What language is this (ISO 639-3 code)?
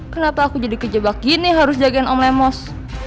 ind